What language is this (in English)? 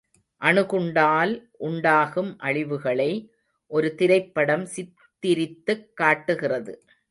Tamil